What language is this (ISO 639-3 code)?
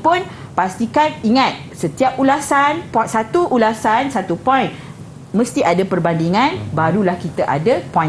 msa